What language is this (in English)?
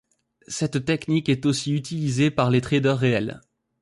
French